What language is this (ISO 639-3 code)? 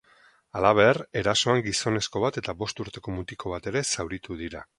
eus